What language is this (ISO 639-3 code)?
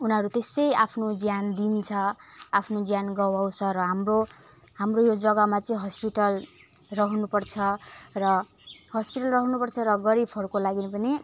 nep